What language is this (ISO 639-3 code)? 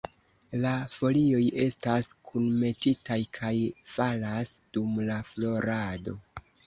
epo